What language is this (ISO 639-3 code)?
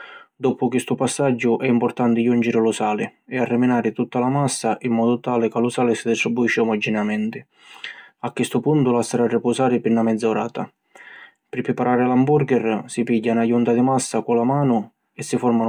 scn